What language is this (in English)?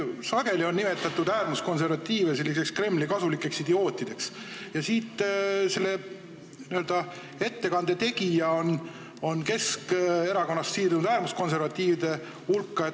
Estonian